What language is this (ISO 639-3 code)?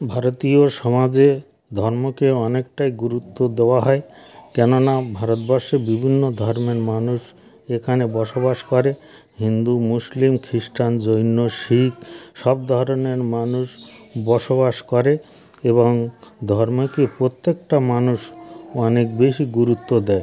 ben